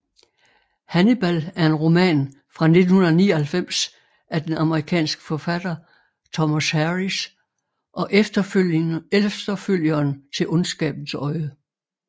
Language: Danish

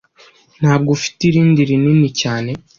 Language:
Kinyarwanda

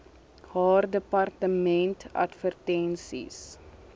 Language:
Afrikaans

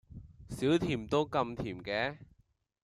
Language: Cantonese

